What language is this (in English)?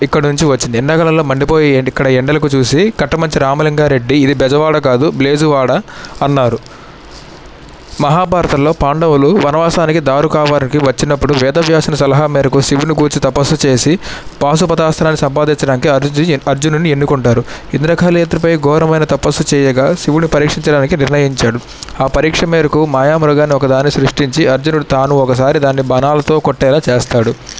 Telugu